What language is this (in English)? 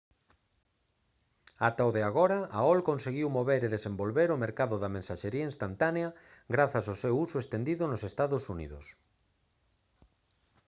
Galician